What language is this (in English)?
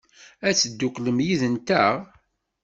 Kabyle